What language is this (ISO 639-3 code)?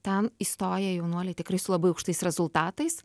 lit